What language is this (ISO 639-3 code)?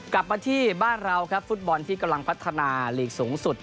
tha